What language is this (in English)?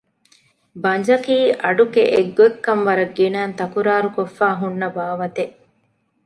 Divehi